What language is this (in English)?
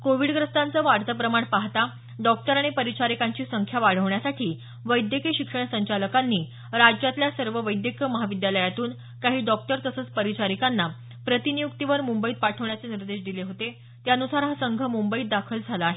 Marathi